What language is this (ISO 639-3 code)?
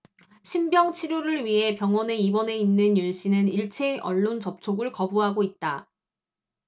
kor